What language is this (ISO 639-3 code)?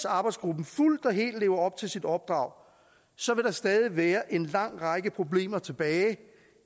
dan